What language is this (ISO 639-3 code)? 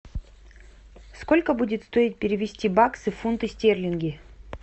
rus